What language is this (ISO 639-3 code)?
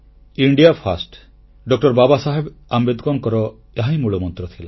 ori